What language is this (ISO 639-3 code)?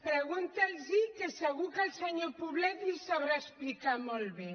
cat